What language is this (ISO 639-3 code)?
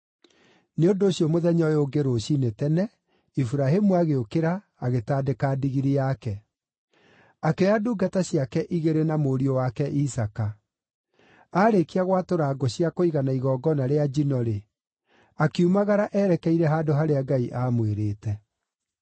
kik